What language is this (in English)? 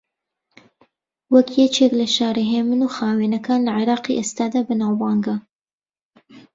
Central Kurdish